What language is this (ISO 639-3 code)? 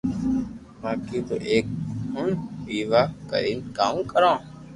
lrk